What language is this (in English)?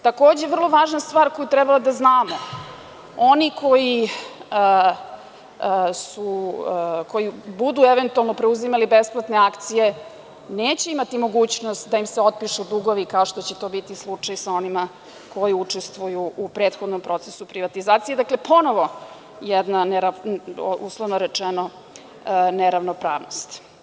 Serbian